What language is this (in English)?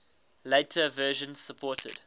English